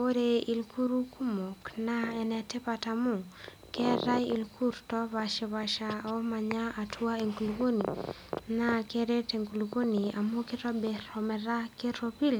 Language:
Masai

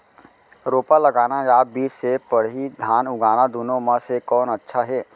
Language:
Chhattisgarhi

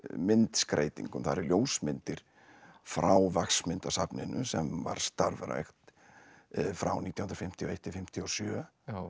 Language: Icelandic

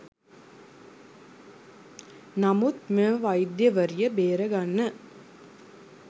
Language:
Sinhala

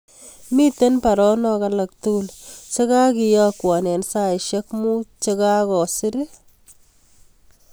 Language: Kalenjin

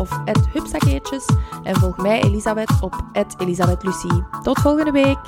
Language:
Dutch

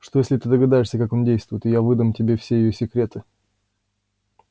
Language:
Russian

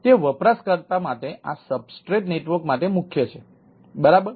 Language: Gujarati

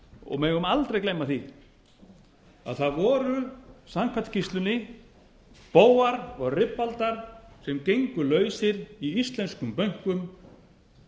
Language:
Icelandic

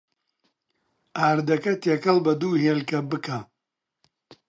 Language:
Central Kurdish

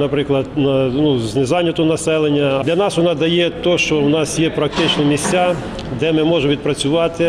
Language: Ukrainian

